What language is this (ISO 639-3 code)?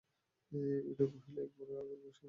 ben